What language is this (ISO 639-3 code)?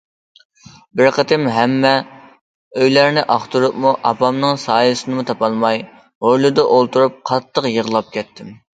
uig